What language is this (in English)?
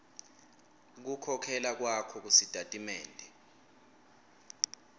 Swati